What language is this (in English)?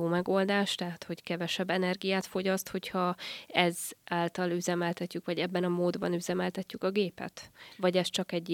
Hungarian